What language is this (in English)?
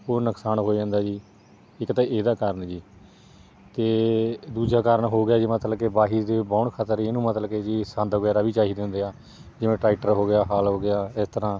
Punjabi